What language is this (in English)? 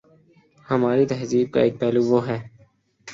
Urdu